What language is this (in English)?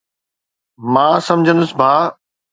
Sindhi